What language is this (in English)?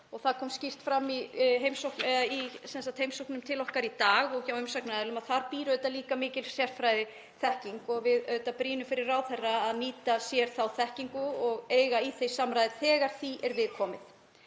Icelandic